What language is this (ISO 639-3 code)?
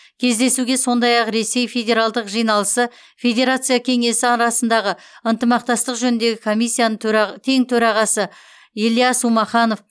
kaz